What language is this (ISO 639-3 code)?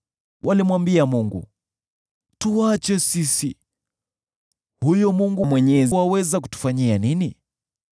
swa